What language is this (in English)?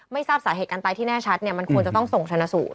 Thai